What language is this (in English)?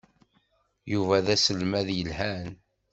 Kabyle